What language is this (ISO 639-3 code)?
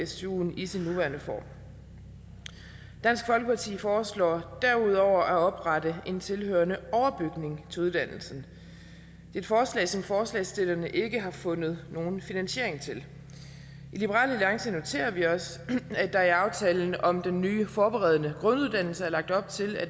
dan